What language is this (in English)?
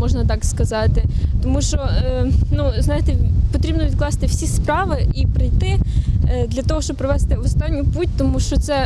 Ukrainian